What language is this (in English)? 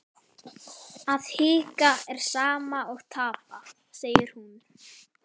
Icelandic